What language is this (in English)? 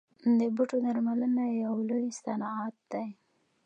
Pashto